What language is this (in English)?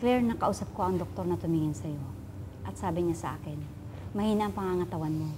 Filipino